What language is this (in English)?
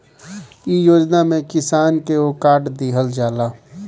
Bhojpuri